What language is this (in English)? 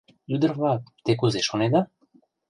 Mari